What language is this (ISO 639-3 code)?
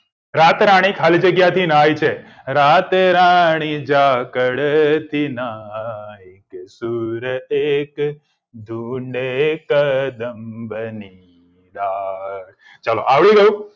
guj